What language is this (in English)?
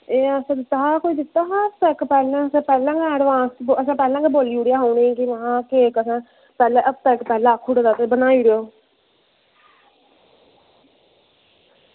Dogri